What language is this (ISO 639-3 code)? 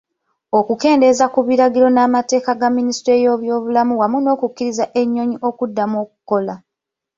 lug